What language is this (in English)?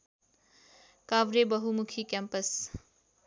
Nepali